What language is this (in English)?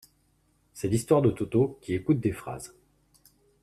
French